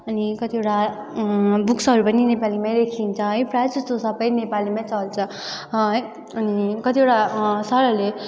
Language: Nepali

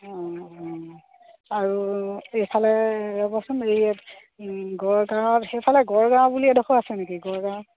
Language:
Assamese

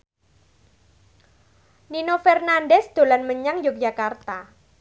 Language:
Javanese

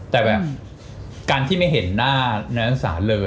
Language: Thai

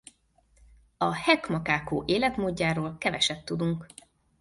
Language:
Hungarian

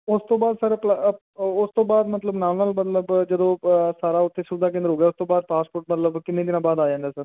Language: Punjabi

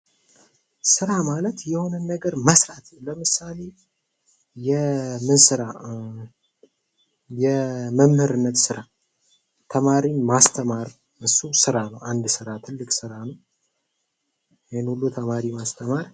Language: Amharic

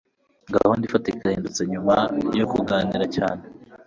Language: Kinyarwanda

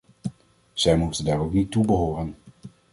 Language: Dutch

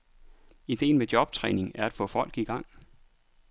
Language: Danish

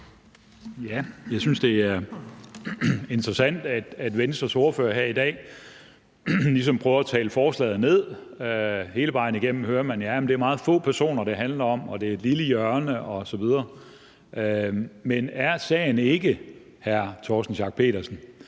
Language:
Danish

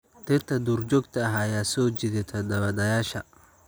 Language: Somali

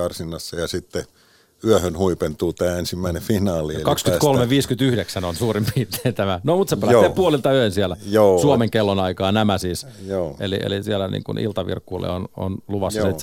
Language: Finnish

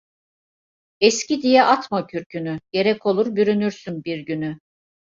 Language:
Turkish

